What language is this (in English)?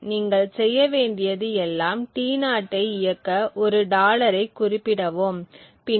Tamil